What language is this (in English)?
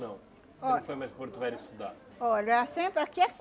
Portuguese